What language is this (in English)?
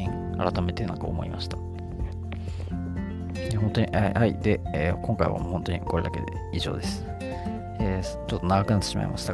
Japanese